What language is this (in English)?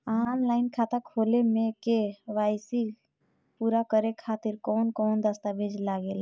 Bhojpuri